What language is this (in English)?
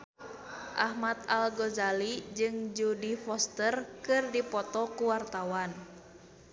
Sundanese